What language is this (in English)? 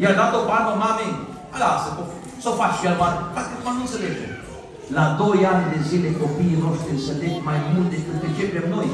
Romanian